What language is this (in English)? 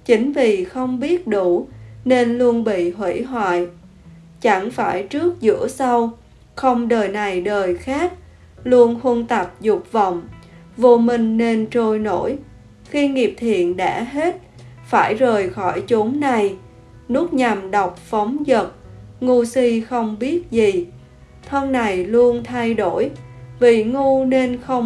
Vietnamese